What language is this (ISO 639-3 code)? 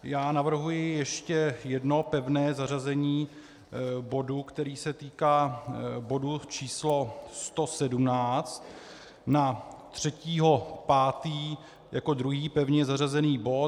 ces